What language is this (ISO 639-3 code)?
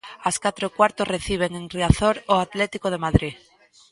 glg